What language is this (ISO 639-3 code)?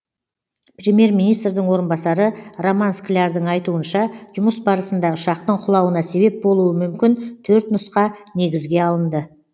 kaz